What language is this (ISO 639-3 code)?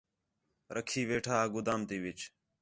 xhe